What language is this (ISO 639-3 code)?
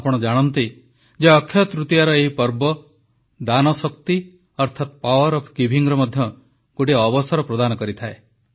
ori